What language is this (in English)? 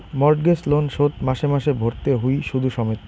Bangla